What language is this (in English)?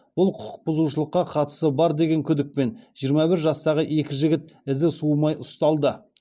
Kazakh